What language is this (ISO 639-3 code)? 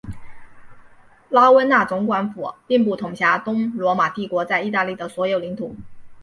zho